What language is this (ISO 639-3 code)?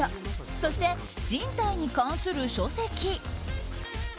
jpn